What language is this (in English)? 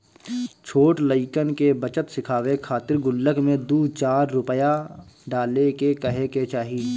Bhojpuri